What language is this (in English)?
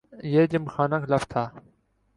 Urdu